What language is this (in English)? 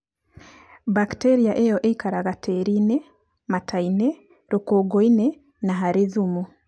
Kikuyu